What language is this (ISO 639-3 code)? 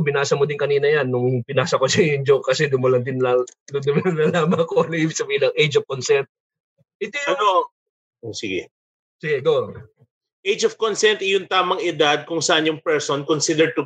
fil